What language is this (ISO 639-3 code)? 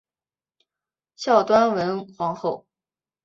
zho